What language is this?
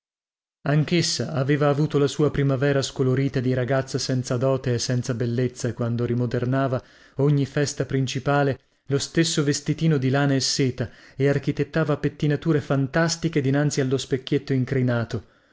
Italian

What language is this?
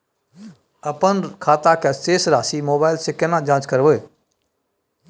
Maithili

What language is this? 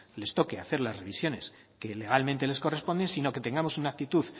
Spanish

